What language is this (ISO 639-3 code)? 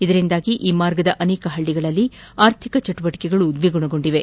kan